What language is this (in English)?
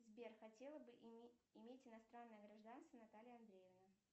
Russian